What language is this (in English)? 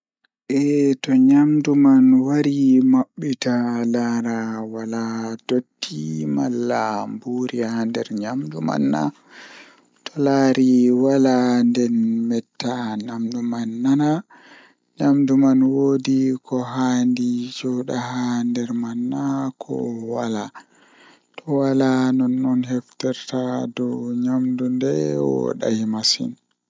Fula